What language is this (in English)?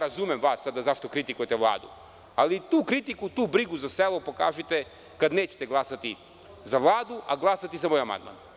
Serbian